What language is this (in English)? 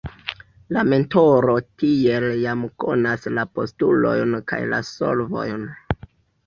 Esperanto